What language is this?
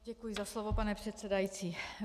Czech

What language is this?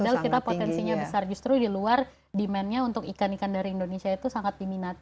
Indonesian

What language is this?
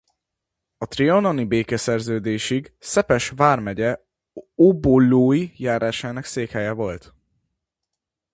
Hungarian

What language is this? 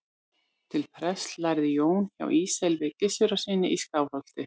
Icelandic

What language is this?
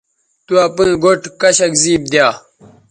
Bateri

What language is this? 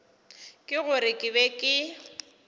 Northern Sotho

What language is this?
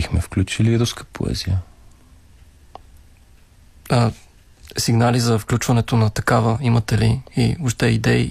Bulgarian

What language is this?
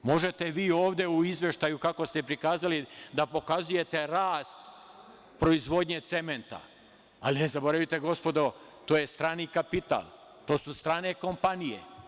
Serbian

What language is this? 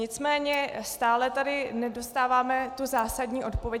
Czech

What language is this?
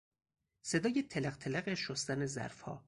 Persian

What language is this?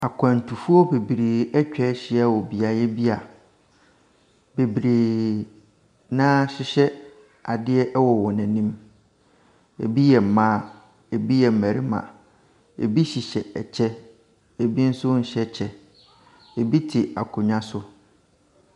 Akan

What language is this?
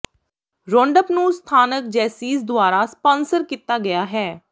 Punjabi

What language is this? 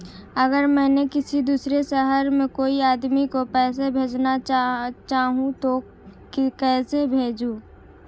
Hindi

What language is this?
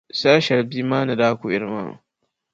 Dagbani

